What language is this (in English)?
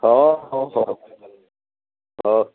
Odia